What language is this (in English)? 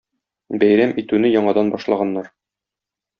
Tatar